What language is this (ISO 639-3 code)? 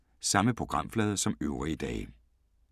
dan